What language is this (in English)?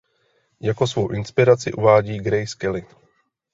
Czech